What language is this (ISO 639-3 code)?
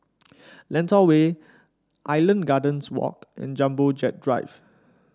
eng